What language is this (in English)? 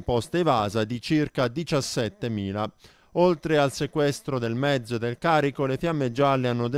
Italian